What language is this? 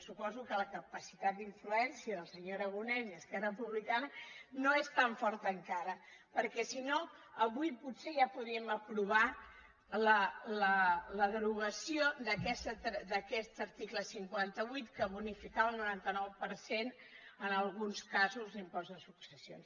Catalan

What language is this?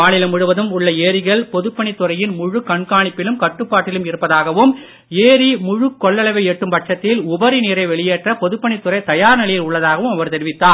Tamil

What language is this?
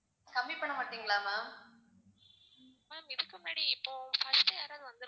Tamil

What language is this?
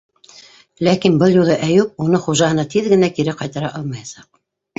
Bashkir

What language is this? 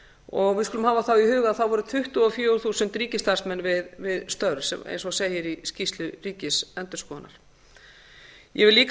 Icelandic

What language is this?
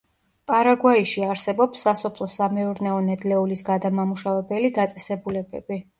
Georgian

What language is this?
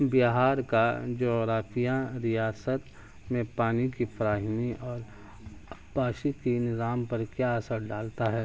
Urdu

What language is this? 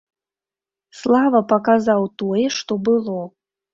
Belarusian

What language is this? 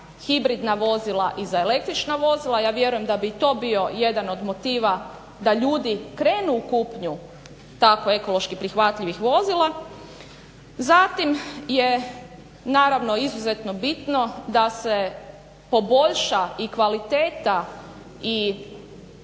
Croatian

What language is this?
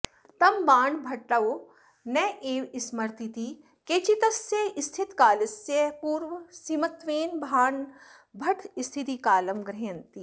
Sanskrit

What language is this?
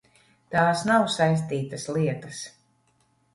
Latvian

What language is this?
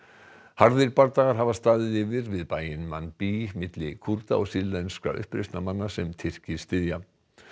Icelandic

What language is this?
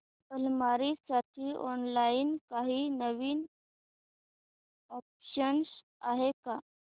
Marathi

